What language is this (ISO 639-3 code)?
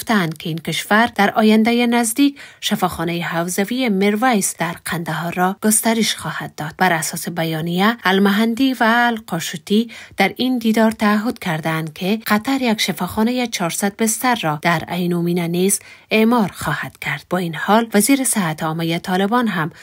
fas